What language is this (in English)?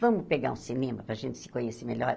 Portuguese